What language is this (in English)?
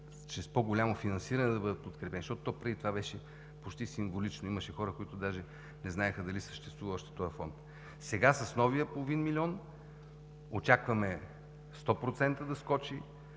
Bulgarian